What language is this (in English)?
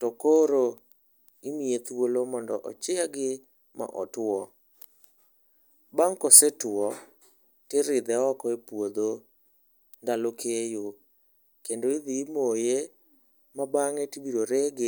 Luo (Kenya and Tanzania)